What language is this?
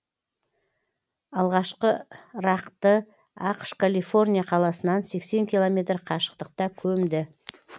Kazakh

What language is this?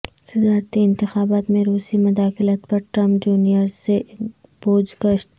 Urdu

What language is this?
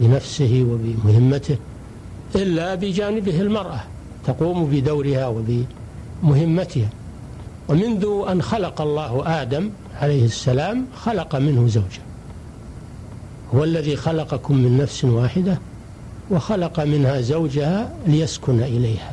Arabic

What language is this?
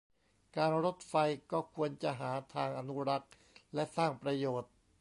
Thai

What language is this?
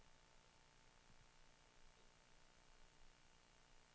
Swedish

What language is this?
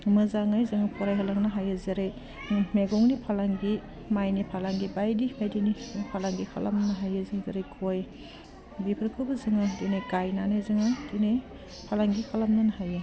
Bodo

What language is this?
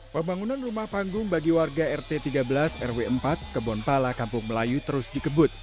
Indonesian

